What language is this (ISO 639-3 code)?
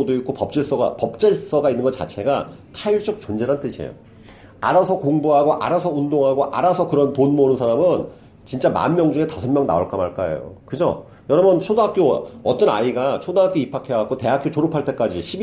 kor